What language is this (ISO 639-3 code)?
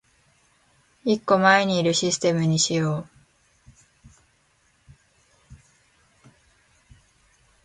jpn